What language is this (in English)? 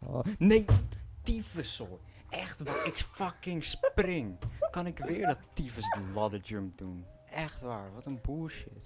Dutch